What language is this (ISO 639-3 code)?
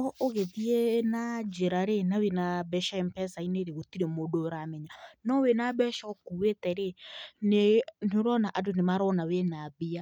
kik